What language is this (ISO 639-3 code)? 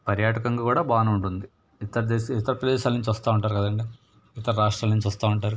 tel